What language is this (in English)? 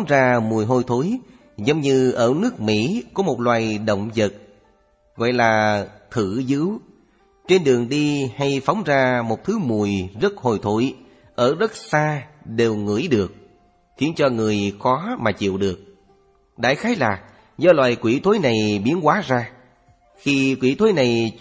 Vietnamese